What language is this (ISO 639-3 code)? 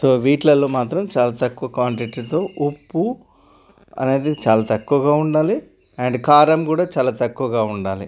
tel